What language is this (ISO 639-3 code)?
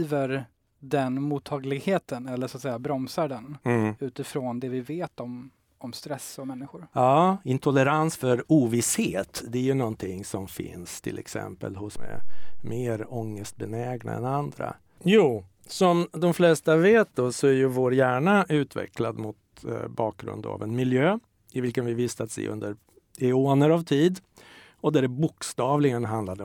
swe